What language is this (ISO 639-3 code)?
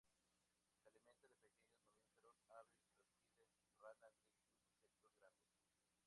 spa